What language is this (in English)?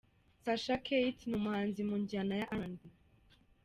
Kinyarwanda